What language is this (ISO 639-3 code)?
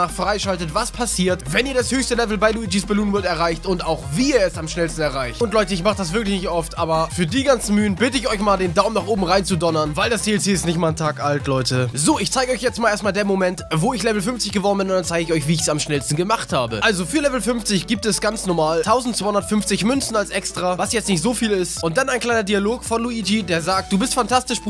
deu